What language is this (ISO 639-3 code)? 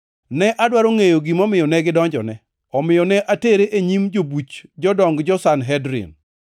luo